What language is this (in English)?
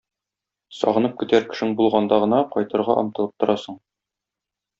Tatar